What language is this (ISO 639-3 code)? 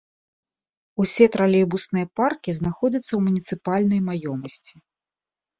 bel